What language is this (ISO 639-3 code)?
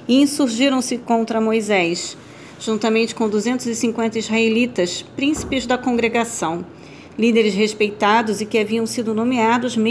por